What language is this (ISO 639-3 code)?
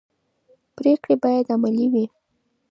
pus